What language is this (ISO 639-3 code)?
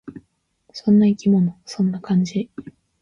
jpn